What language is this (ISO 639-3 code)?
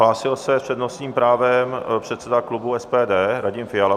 ces